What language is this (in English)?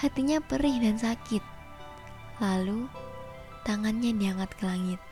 Indonesian